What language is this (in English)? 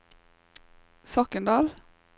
Norwegian